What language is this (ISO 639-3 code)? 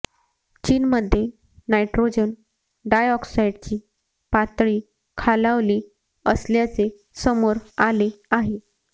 mar